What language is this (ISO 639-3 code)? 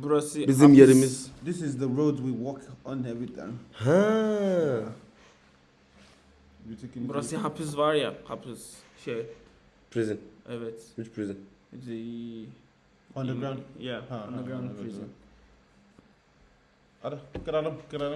tur